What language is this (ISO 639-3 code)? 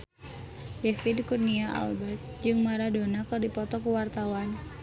sun